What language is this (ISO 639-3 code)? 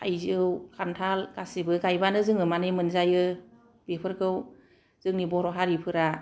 brx